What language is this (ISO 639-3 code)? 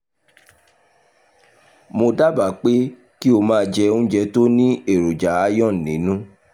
yor